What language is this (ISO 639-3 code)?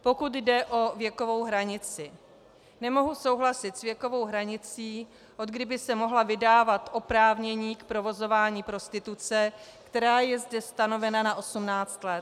ces